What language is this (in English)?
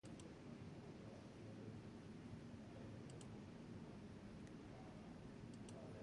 Basque